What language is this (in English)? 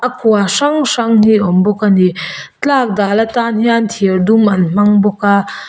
Mizo